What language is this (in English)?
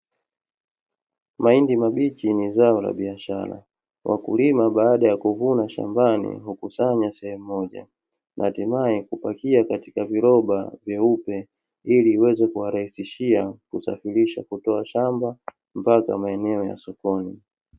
Swahili